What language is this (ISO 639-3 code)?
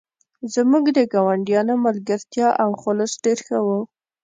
pus